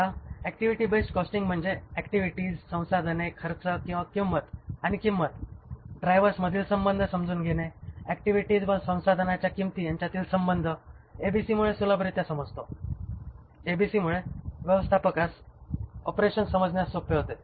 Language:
Marathi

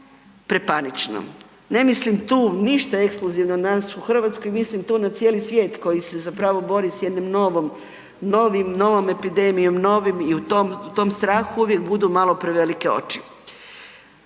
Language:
Croatian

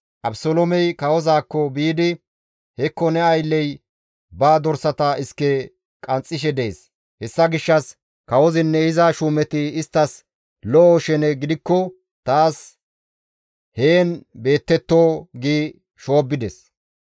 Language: Gamo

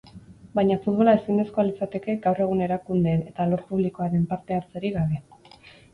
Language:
Basque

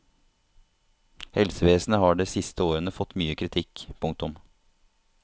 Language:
Norwegian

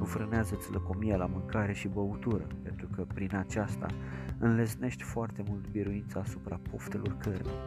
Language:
Romanian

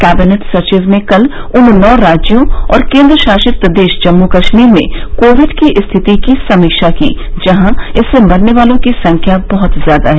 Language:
Hindi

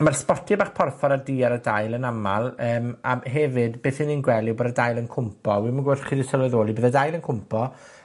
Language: Welsh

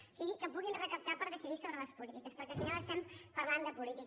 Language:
Catalan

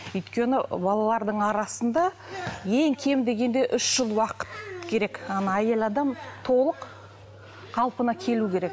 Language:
Kazakh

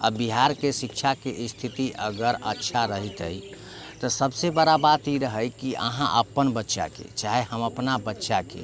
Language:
Maithili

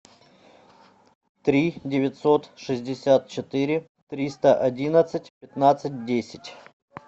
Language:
Russian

